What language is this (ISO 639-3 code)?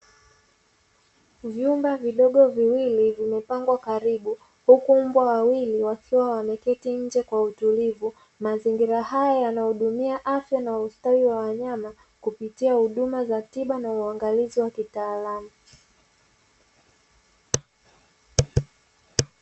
swa